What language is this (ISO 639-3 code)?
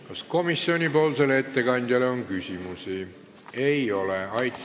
est